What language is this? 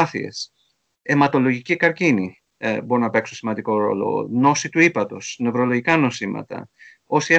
Greek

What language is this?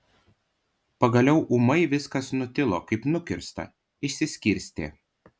Lithuanian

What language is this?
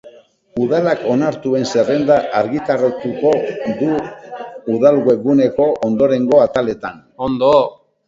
Basque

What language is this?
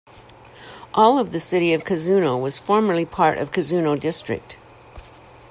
English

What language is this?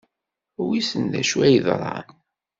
Kabyle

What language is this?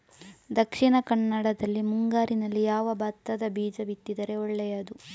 Kannada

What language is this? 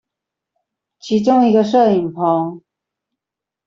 Chinese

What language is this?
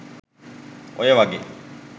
Sinhala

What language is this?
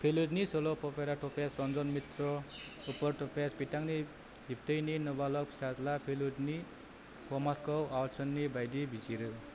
Bodo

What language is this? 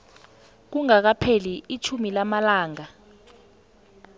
South Ndebele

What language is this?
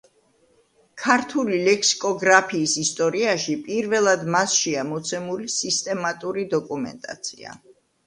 Georgian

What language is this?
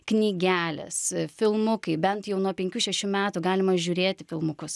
Lithuanian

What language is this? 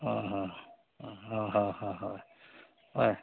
Assamese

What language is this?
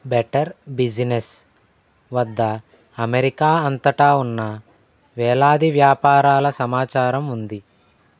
Telugu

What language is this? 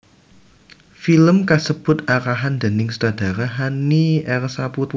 Javanese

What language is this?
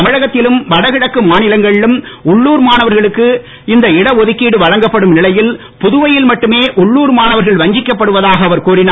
Tamil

